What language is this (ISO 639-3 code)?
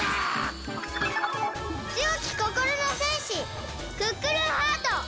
jpn